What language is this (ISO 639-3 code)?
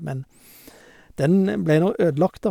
nor